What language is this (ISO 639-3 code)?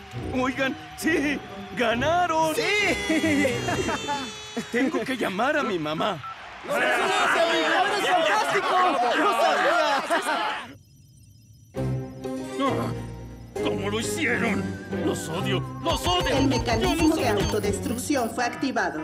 spa